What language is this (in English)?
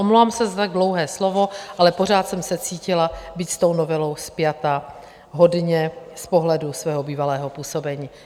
Czech